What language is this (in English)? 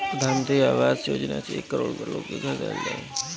Bhojpuri